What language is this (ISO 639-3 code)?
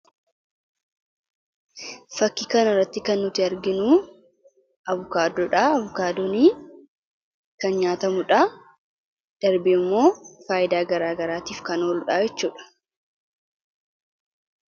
orm